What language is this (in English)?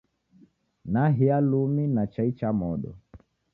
Taita